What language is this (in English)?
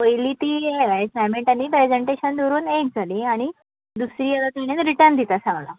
Konkani